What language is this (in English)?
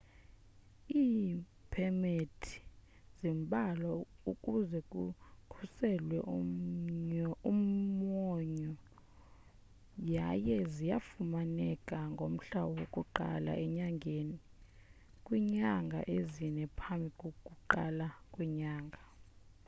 Xhosa